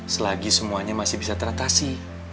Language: Indonesian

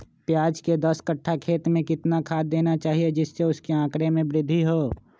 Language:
Magahi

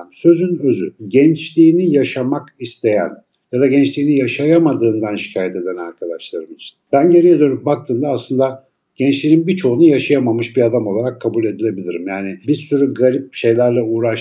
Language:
Turkish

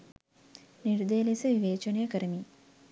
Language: Sinhala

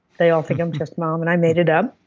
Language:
English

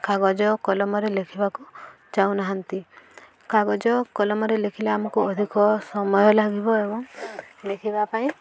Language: Odia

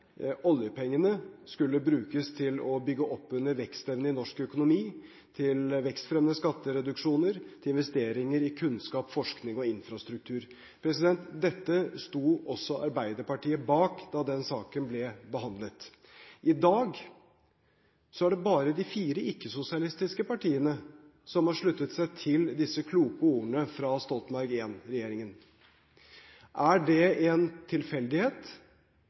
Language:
Norwegian Bokmål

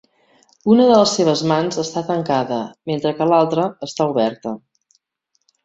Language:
Catalan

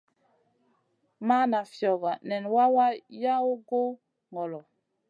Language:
Masana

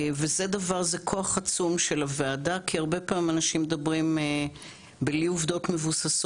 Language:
Hebrew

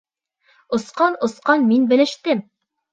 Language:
Bashkir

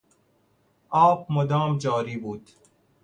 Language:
Persian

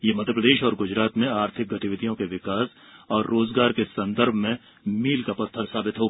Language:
Hindi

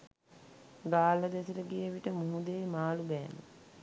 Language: Sinhala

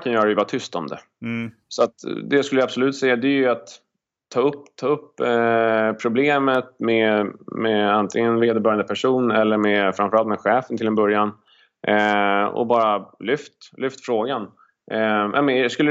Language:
Swedish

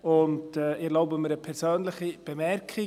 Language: Swiss German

